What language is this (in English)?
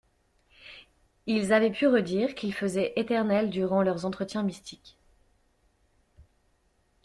French